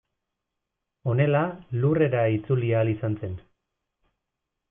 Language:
Basque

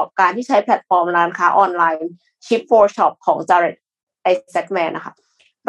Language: Thai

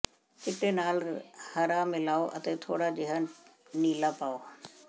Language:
Punjabi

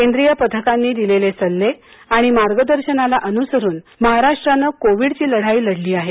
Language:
Marathi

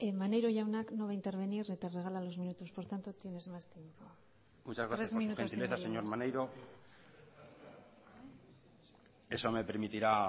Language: Spanish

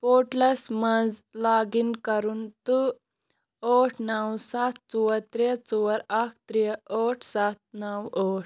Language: Kashmiri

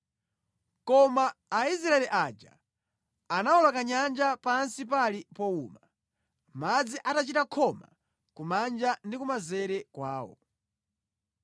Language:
Nyanja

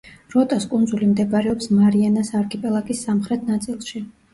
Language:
Georgian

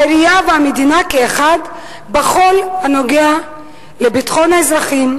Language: Hebrew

